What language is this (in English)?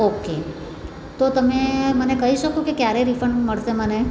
Gujarati